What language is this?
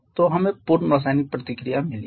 Hindi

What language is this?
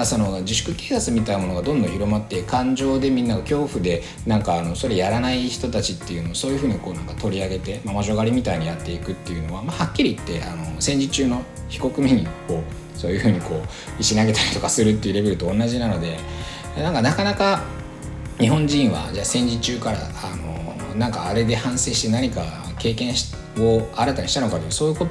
Japanese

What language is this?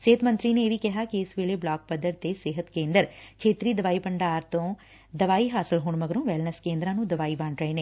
Punjabi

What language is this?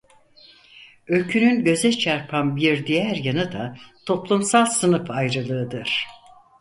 Turkish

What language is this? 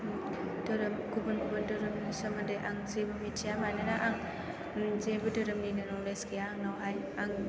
Bodo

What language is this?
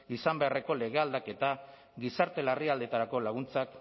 Basque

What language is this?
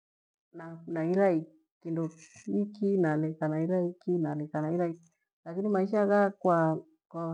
Gweno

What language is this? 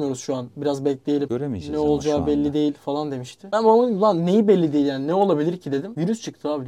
Turkish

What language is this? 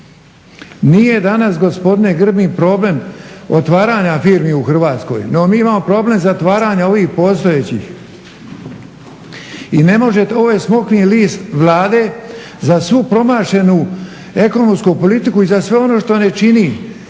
Croatian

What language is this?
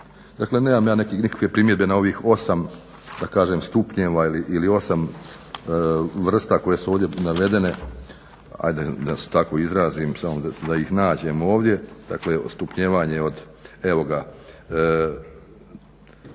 Croatian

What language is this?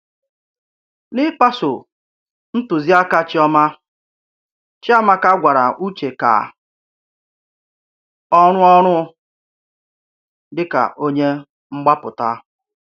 Igbo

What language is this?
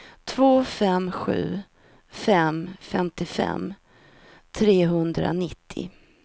Swedish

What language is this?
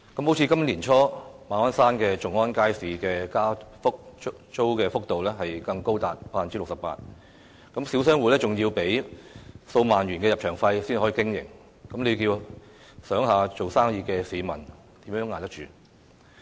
Cantonese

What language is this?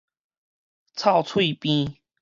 Min Nan Chinese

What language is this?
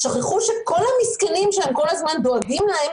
Hebrew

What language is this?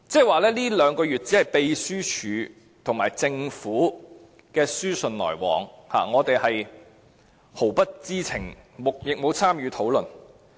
Cantonese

